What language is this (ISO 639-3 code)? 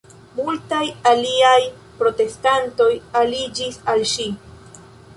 epo